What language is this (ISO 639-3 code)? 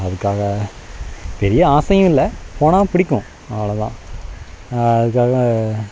tam